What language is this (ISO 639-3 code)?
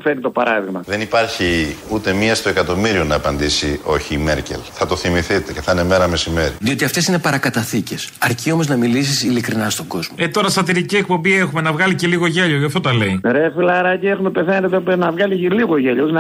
ell